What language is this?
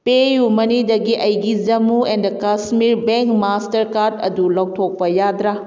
Manipuri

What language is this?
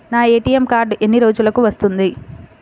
Telugu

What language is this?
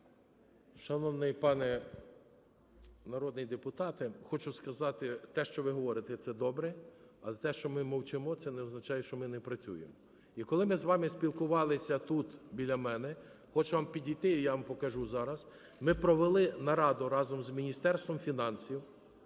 Ukrainian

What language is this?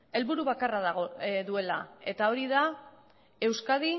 Basque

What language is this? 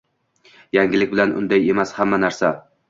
Uzbek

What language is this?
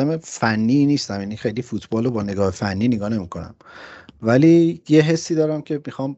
Persian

